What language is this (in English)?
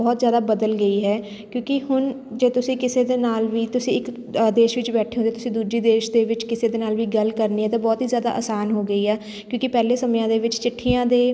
Punjabi